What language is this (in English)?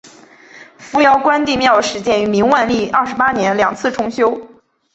Chinese